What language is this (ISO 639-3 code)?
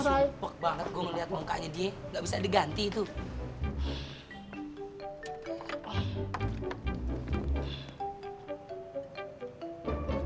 ind